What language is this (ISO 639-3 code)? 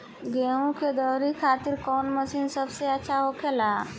bho